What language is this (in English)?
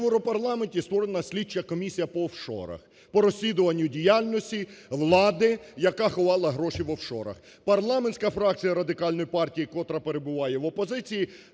Ukrainian